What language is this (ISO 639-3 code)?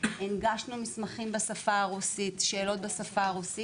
heb